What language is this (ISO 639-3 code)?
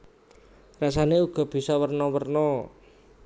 jav